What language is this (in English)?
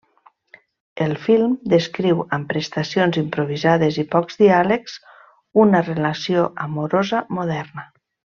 Catalan